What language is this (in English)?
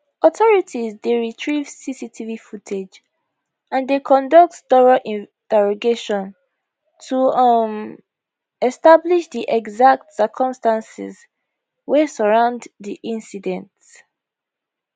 Nigerian Pidgin